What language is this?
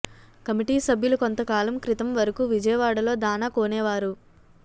Telugu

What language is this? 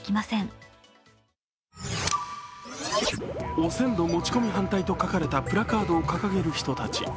Japanese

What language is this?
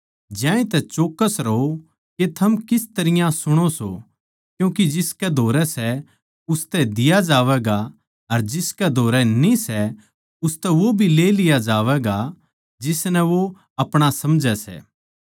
Haryanvi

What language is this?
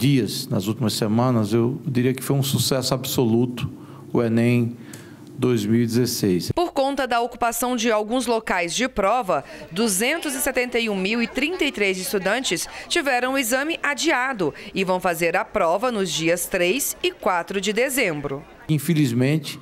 Portuguese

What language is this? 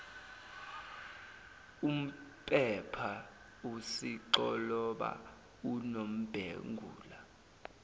Zulu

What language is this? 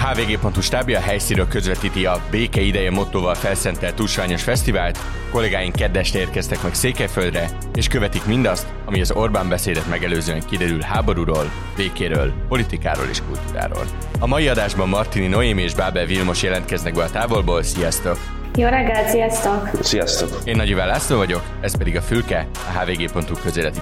Hungarian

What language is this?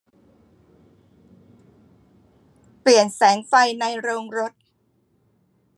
Thai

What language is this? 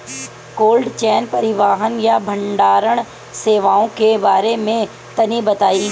Bhojpuri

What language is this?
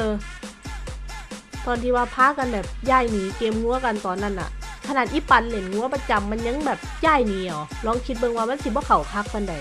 Thai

